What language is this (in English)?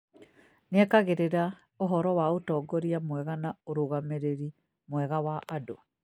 Kikuyu